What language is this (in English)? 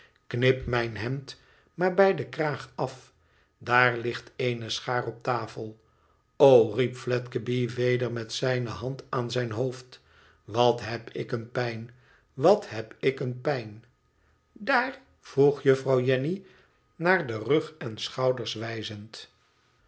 Dutch